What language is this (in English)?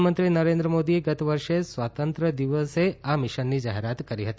Gujarati